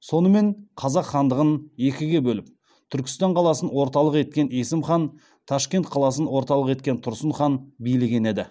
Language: Kazakh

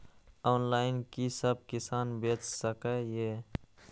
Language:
Maithili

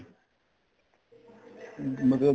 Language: Punjabi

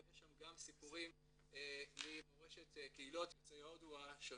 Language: Hebrew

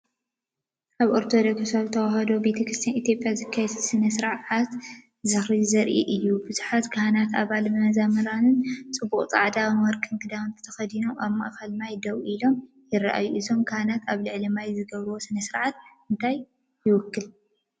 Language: Tigrinya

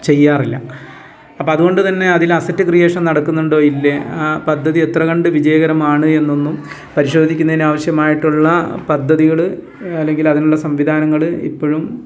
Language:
Malayalam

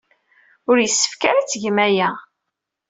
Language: Kabyle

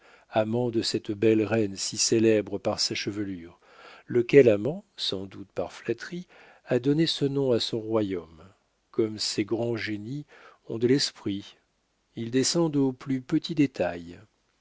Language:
French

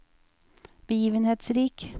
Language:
Norwegian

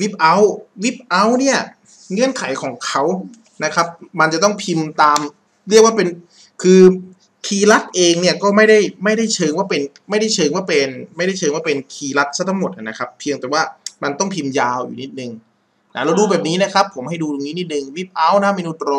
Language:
Thai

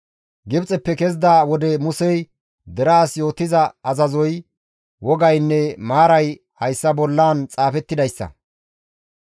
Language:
Gamo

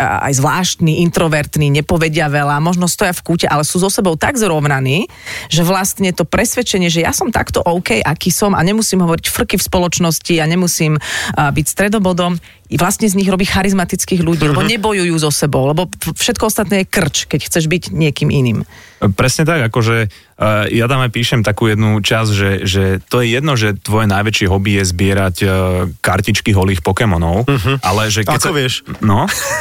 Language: Slovak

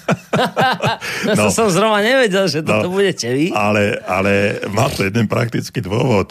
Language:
Slovak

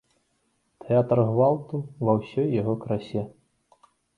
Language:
Belarusian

